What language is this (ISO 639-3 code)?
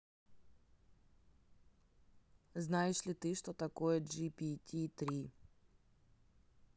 rus